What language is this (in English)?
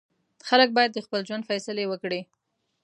Pashto